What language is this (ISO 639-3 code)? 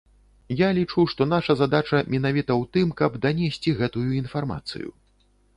bel